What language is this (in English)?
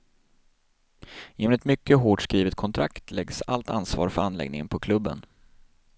Swedish